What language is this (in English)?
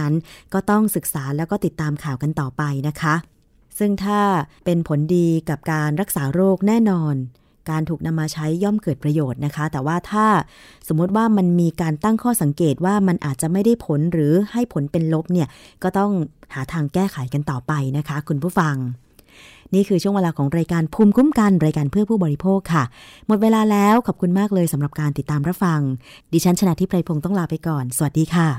Thai